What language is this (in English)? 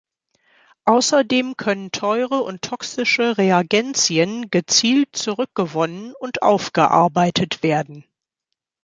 German